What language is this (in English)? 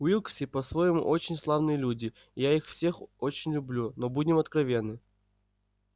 Russian